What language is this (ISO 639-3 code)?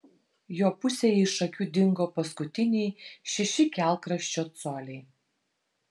lit